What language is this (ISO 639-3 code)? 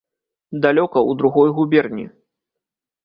bel